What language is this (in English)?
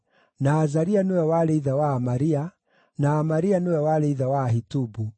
Kikuyu